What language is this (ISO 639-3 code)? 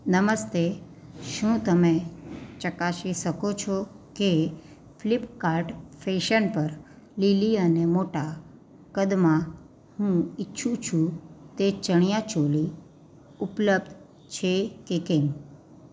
guj